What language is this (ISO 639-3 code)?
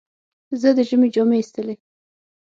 pus